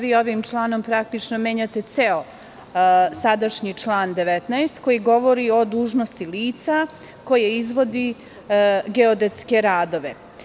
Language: Serbian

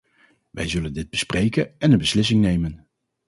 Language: Dutch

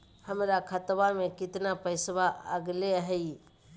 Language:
Magahi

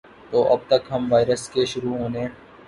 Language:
Urdu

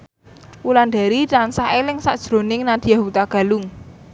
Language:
Javanese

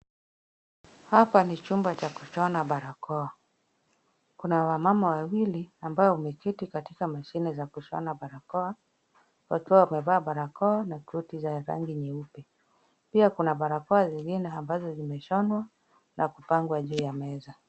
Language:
Swahili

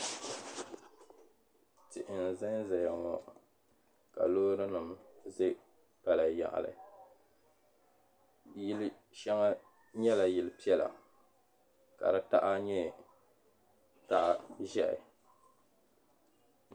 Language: Dagbani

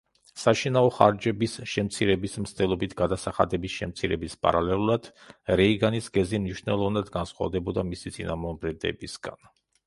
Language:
Georgian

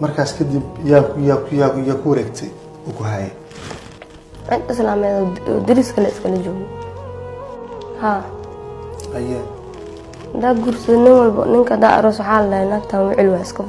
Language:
Arabic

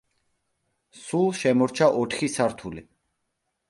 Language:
Georgian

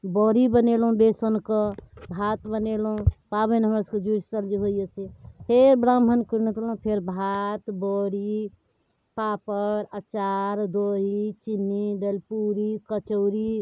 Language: Maithili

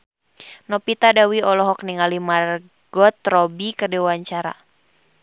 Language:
Sundanese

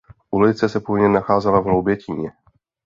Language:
Czech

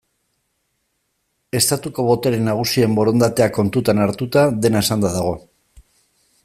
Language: Basque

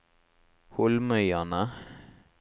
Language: Norwegian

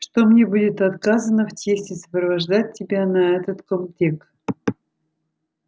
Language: Russian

